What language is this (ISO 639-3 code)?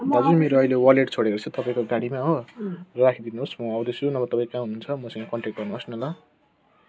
nep